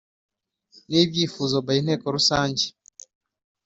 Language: Kinyarwanda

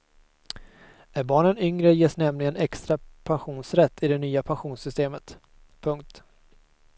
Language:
Swedish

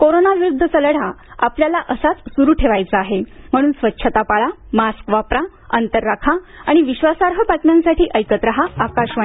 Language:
Marathi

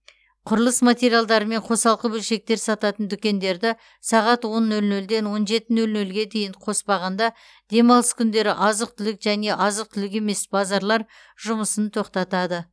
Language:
Kazakh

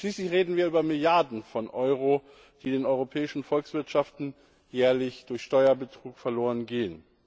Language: German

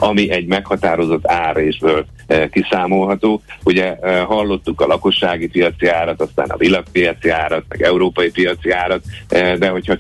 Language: Hungarian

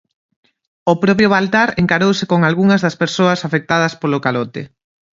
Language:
Galician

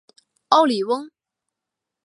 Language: Chinese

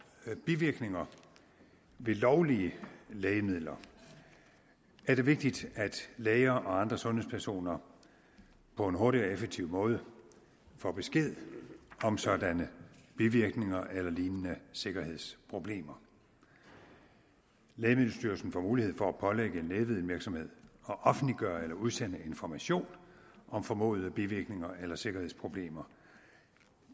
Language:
Danish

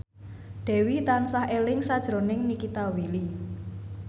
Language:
Javanese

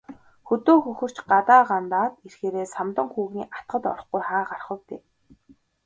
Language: Mongolian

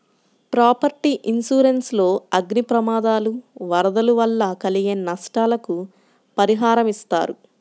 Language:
Telugu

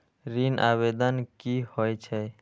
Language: Maithili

